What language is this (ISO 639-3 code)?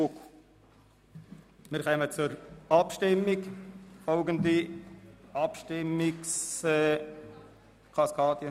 gsw